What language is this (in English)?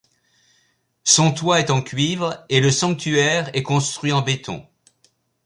French